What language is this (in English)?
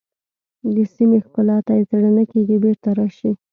Pashto